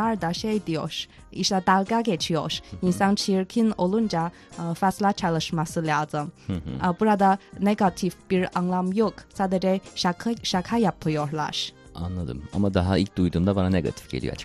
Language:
Turkish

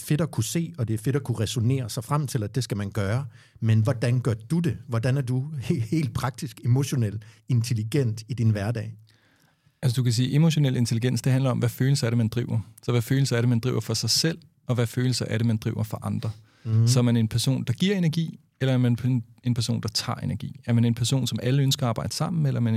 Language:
Danish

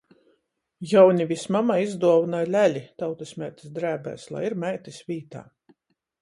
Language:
Latgalian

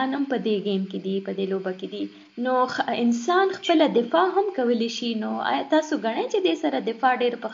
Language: Urdu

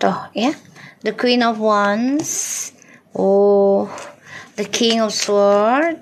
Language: Indonesian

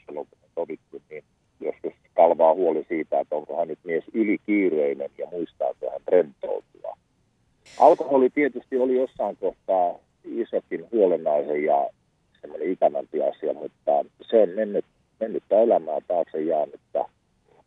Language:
Finnish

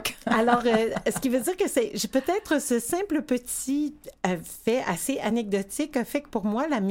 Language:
French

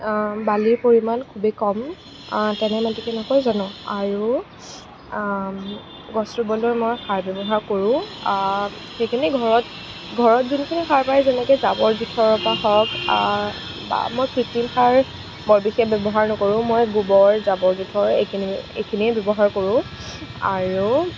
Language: Assamese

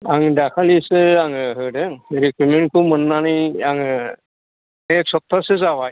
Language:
Bodo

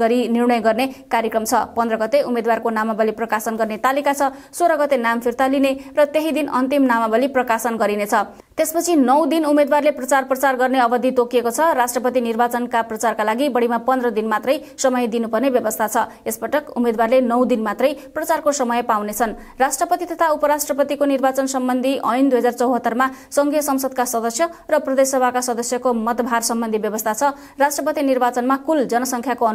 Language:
Romanian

